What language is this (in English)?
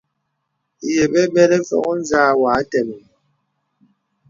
Bebele